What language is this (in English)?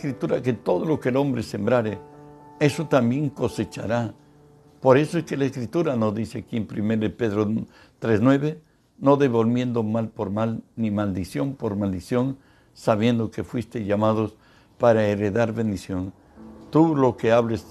Spanish